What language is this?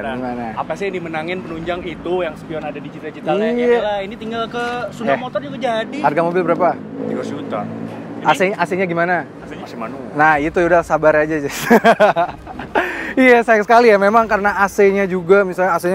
Indonesian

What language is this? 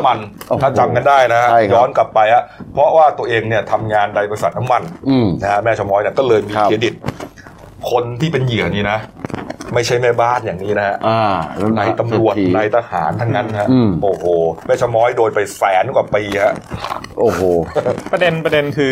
Thai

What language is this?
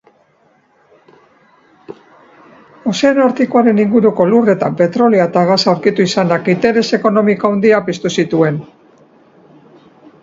Basque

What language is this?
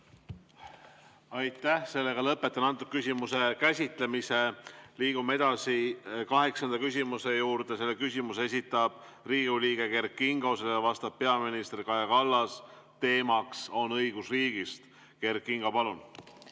Estonian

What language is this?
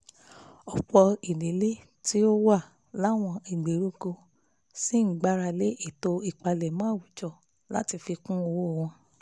Yoruba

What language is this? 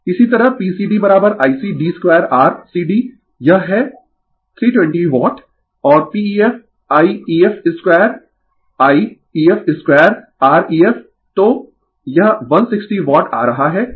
Hindi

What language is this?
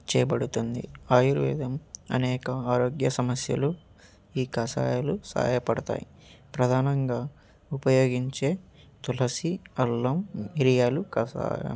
Telugu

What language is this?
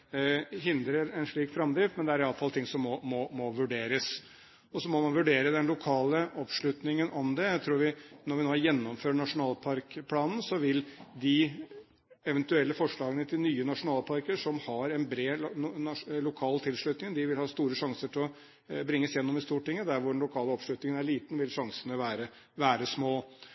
Norwegian Bokmål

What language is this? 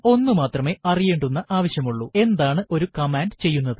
Malayalam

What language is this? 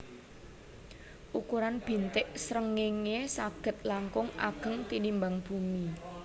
Javanese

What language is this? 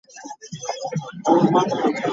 Ganda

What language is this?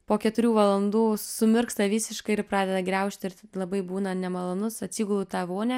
Lithuanian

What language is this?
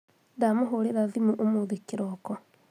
Kikuyu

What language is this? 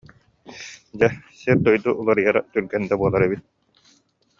Yakut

